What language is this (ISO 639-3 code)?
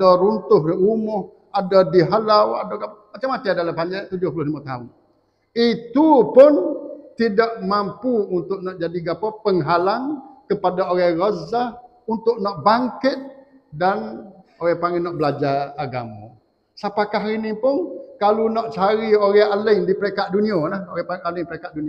msa